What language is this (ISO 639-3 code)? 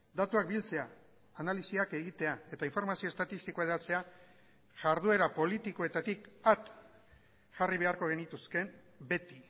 eus